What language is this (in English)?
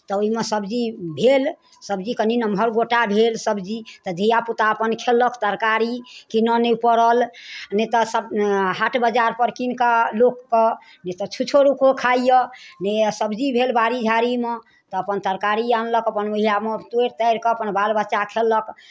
Maithili